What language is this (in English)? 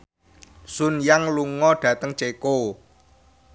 Javanese